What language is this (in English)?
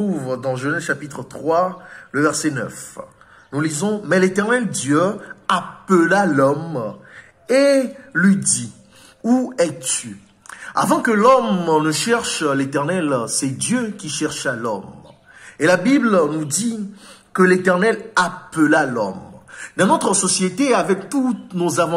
French